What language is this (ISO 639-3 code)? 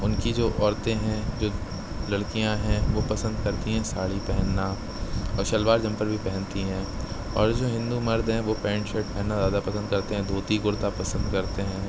urd